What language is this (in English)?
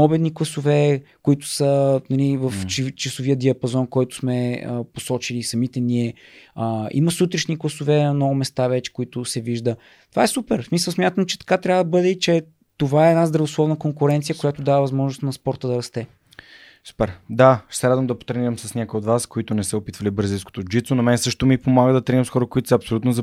Bulgarian